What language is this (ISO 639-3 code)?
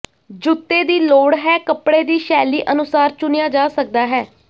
pan